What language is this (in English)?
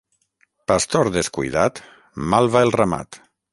Catalan